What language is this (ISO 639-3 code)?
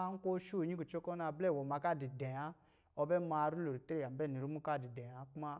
mgi